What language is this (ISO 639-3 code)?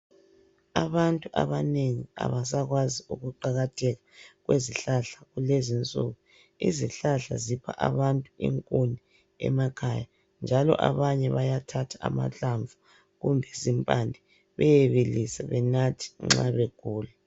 nde